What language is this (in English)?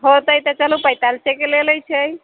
Maithili